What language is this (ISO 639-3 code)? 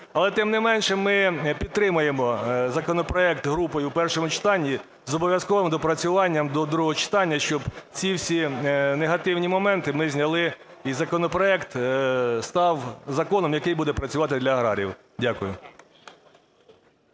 ukr